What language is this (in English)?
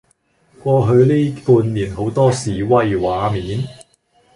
Cantonese